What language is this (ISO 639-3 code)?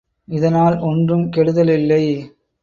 tam